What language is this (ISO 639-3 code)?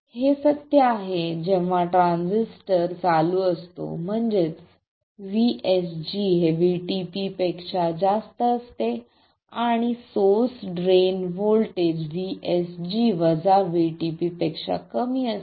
mar